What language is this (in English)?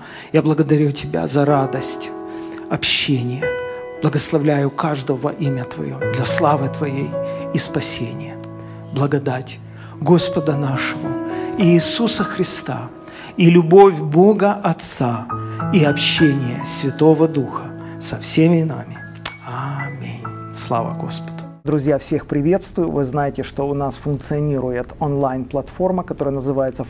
Russian